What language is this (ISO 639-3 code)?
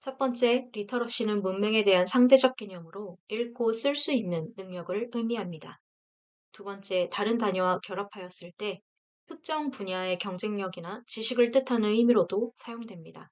kor